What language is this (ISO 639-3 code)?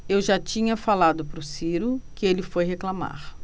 por